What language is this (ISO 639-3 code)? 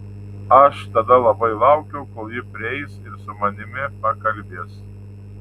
lit